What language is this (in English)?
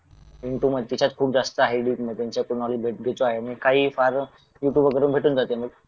Marathi